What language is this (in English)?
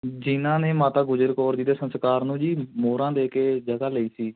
Punjabi